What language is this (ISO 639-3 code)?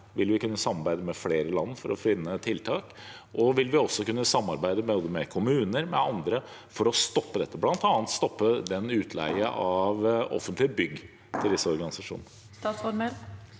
nor